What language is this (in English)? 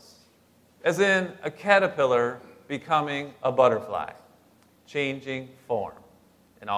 English